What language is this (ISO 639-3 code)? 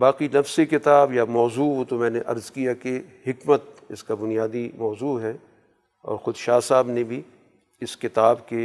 urd